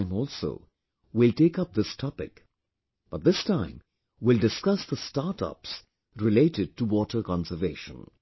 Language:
English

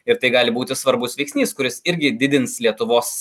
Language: Lithuanian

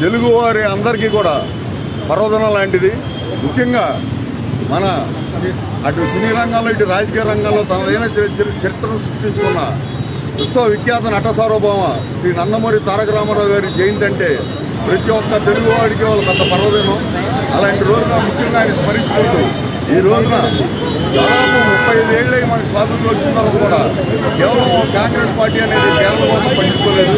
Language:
Telugu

